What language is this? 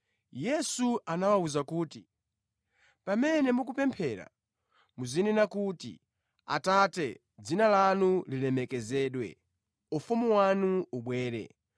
Nyanja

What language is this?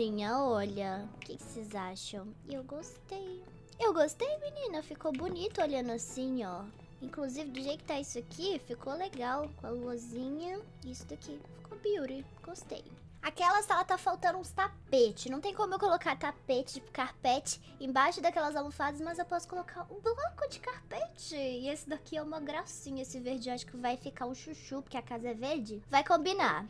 Portuguese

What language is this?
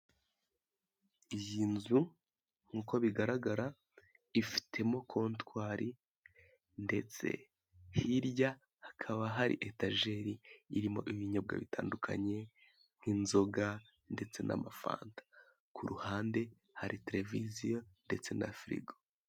Kinyarwanda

